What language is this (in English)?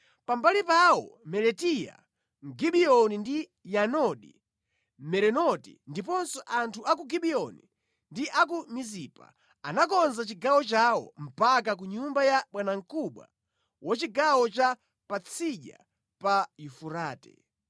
Nyanja